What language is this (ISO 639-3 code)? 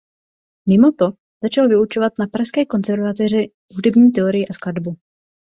ces